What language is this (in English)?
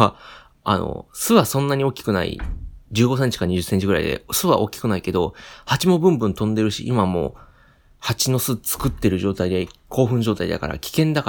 Japanese